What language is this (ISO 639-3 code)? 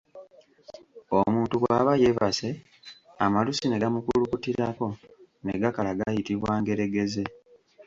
lug